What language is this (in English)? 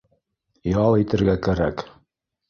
Bashkir